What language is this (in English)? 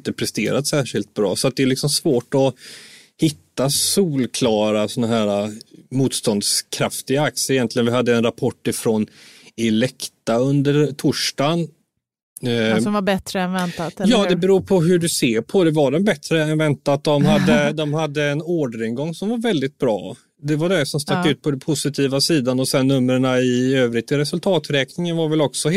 Swedish